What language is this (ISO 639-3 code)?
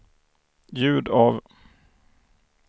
swe